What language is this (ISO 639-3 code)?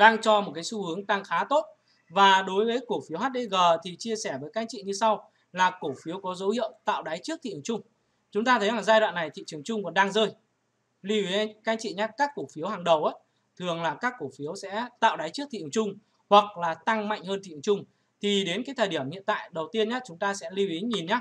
vie